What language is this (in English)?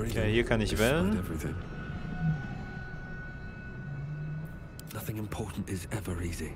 German